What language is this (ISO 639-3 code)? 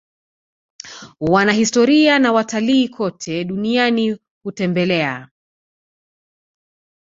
swa